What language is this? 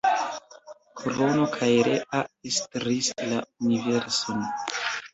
Esperanto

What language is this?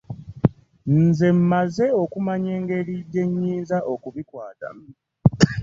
Ganda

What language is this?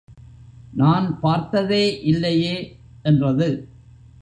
Tamil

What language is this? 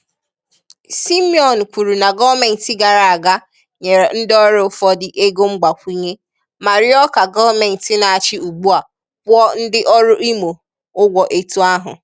Igbo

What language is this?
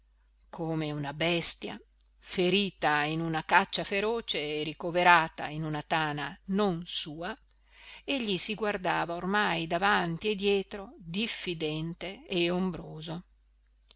Italian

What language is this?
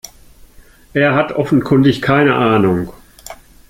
German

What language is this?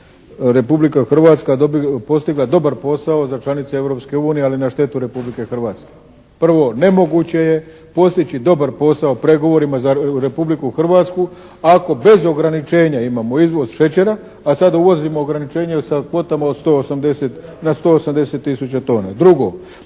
Croatian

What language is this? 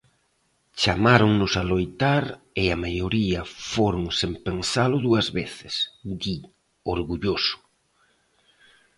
Galician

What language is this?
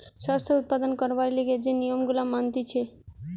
Bangla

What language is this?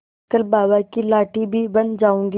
Hindi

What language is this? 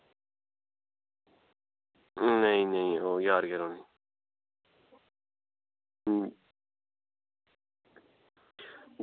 Dogri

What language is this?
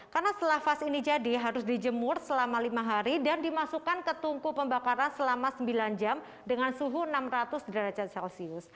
Indonesian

